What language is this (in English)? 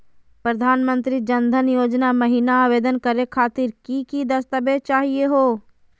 Magahi